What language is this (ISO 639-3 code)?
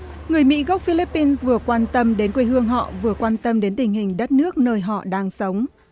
vie